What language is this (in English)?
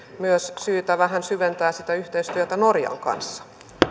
Finnish